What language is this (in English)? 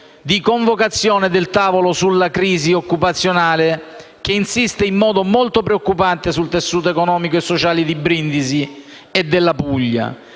Italian